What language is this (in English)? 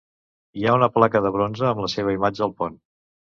Catalan